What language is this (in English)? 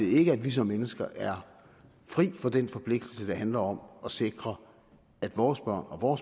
Danish